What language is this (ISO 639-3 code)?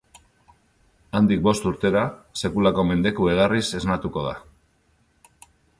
eus